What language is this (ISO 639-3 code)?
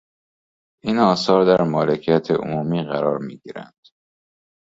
fas